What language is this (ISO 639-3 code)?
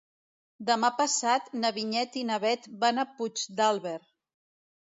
cat